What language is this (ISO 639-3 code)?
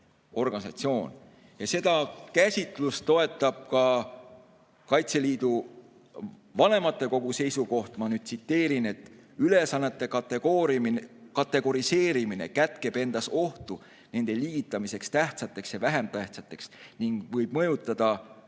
est